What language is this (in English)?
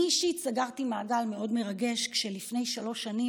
Hebrew